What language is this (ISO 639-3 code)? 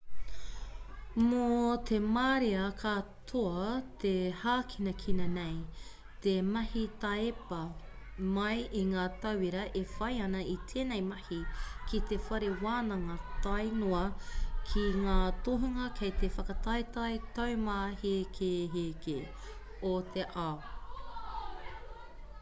mri